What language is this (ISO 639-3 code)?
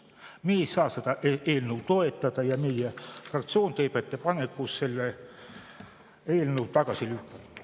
est